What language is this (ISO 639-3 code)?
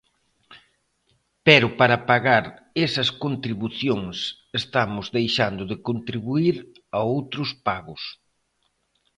glg